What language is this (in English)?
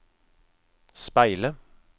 Norwegian